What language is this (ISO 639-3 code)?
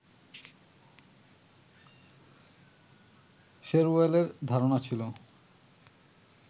ben